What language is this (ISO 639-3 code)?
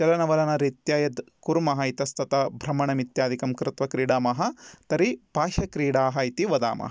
san